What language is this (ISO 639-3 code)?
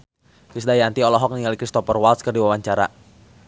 sun